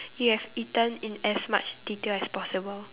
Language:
English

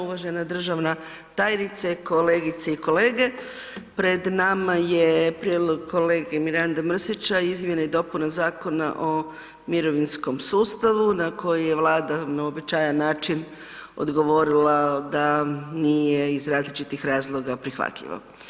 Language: Croatian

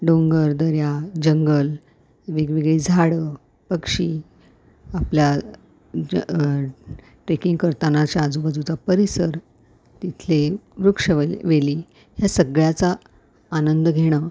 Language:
Marathi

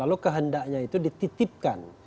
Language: Indonesian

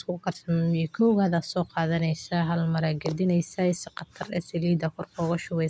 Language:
Somali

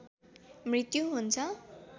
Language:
Nepali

